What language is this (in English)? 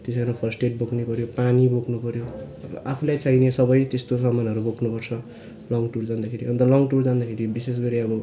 Nepali